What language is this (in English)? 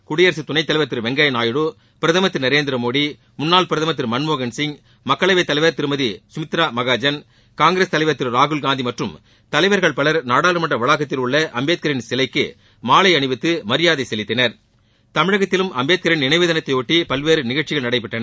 Tamil